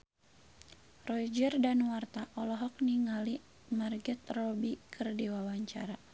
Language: Sundanese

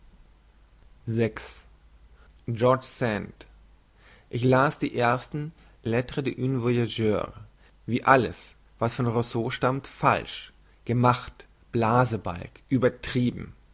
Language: German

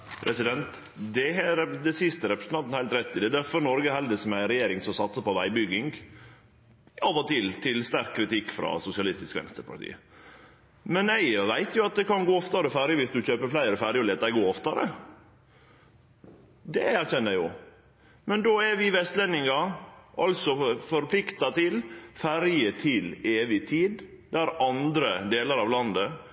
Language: Norwegian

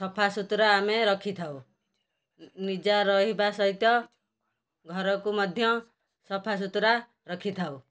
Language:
Odia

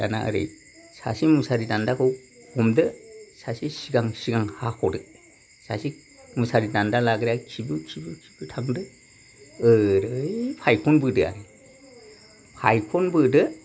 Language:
Bodo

